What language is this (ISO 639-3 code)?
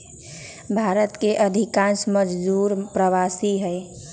mag